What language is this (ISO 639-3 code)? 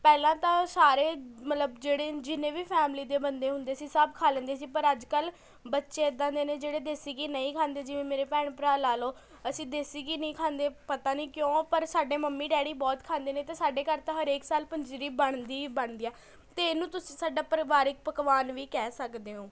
pan